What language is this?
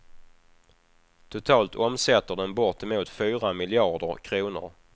Swedish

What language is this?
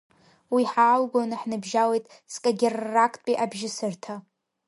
Abkhazian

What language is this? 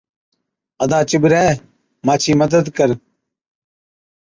Od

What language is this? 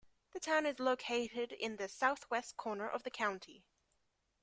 English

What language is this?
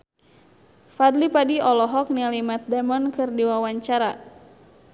Sundanese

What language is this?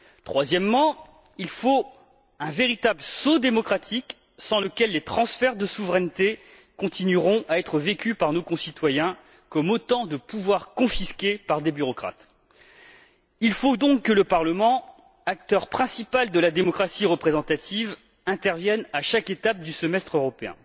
French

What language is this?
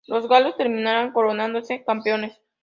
Spanish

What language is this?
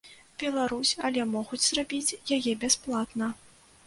Belarusian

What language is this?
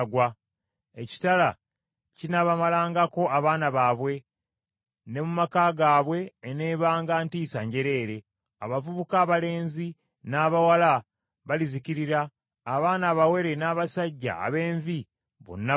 Ganda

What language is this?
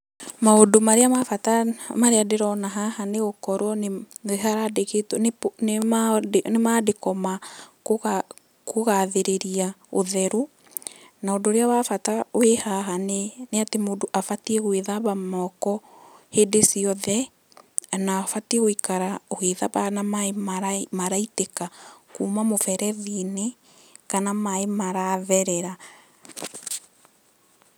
Kikuyu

